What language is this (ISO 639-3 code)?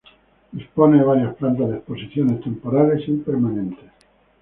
spa